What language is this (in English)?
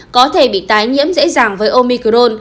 Vietnamese